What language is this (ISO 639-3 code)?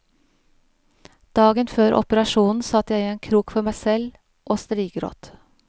nor